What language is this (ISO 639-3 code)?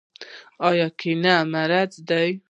pus